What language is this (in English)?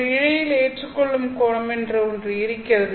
Tamil